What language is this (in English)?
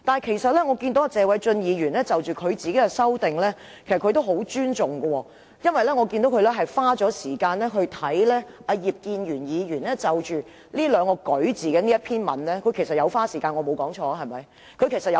Cantonese